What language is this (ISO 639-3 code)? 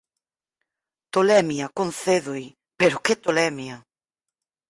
glg